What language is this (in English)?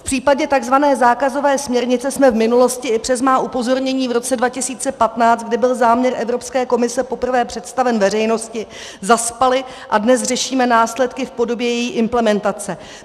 Czech